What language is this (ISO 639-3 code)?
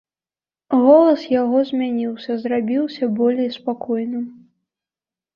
bel